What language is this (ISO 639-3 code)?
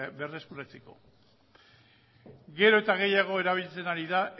eus